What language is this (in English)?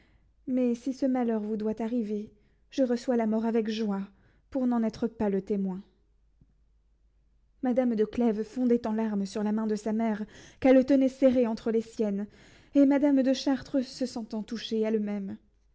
French